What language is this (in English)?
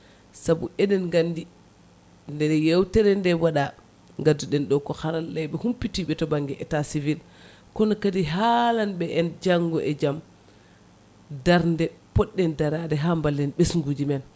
Fula